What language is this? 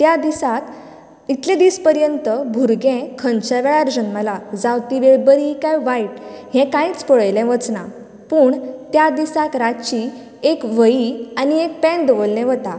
Konkani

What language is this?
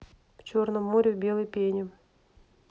Russian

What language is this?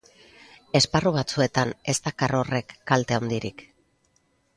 Basque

